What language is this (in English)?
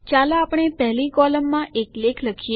Gujarati